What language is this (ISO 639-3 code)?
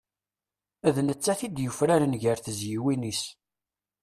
kab